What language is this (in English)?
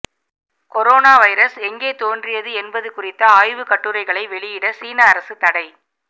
Tamil